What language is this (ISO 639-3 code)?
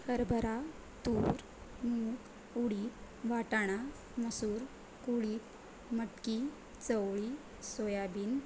mar